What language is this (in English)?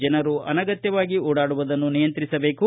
Kannada